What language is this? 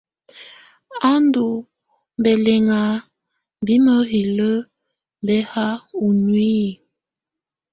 Tunen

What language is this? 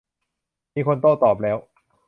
Thai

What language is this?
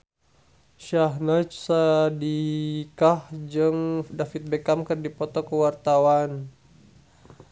Sundanese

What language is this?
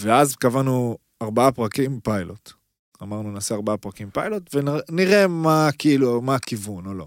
Hebrew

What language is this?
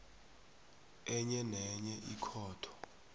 South Ndebele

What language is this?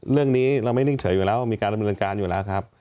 Thai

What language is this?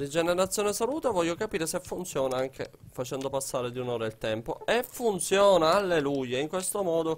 Italian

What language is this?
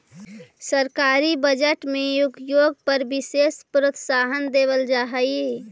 Magahi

